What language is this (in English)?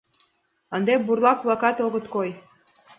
Mari